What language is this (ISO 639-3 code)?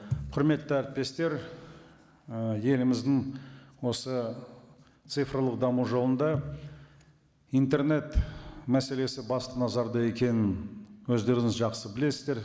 kaz